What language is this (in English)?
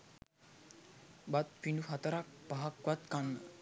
Sinhala